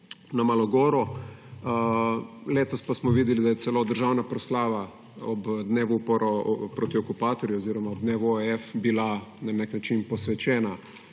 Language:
Slovenian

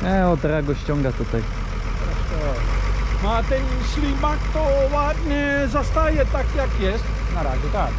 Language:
Polish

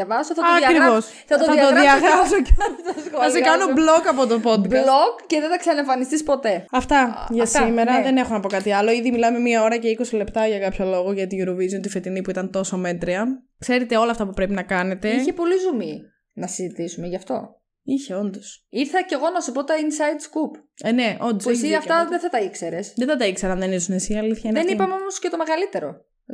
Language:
Greek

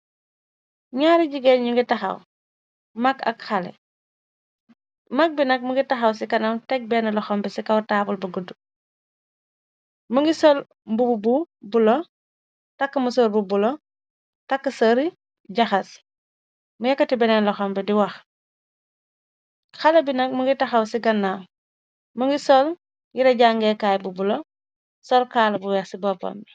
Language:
Wolof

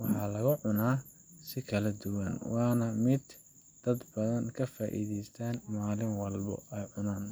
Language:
Somali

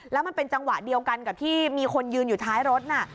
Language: Thai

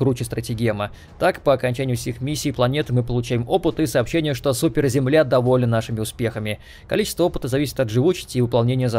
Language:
Russian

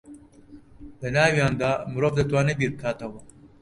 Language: Central Kurdish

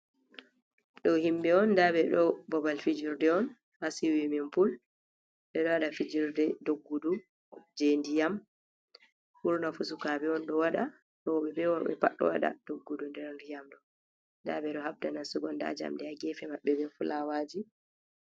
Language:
Fula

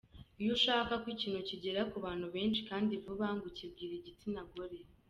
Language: Kinyarwanda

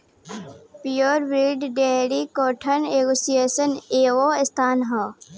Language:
Bhojpuri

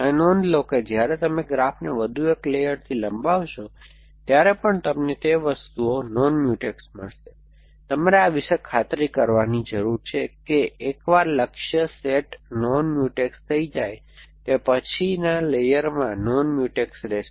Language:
Gujarati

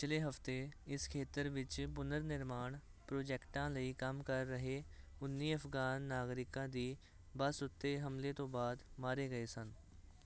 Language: Punjabi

